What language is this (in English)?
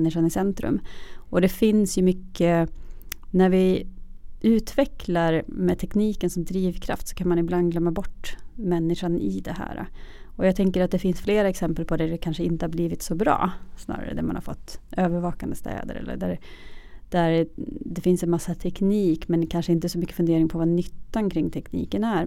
Swedish